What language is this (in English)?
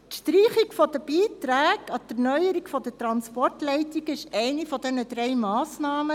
Swiss German